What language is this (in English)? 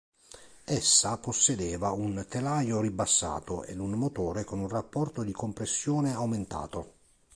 Italian